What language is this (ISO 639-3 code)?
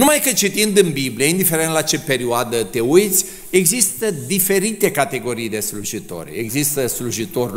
ron